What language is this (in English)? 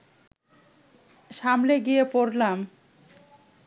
Bangla